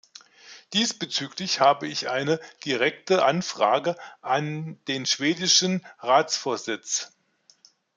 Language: German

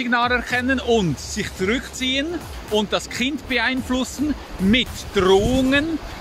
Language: German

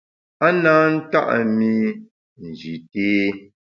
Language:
Bamun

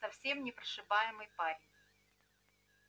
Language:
Russian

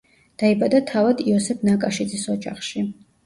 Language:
Georgian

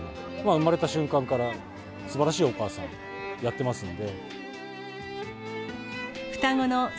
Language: Japanese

